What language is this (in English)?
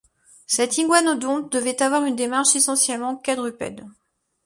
French